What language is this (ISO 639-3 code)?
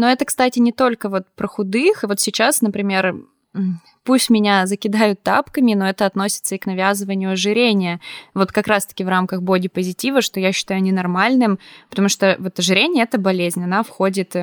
rus